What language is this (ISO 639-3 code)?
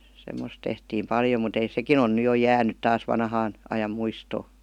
fin